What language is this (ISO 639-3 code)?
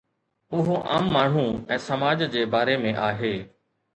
snd